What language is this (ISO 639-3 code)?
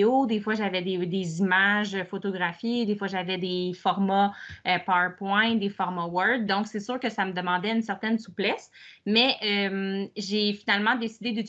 fra